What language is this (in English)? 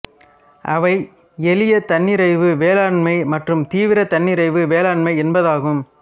Tamil